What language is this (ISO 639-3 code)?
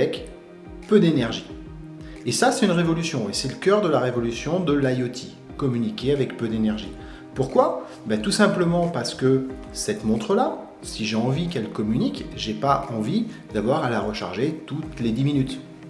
fra